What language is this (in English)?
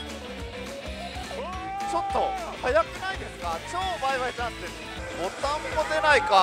Japanese